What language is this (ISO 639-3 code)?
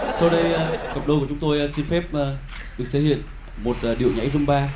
vie